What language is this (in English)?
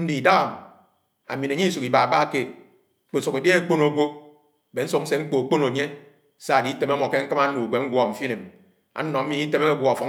Anaang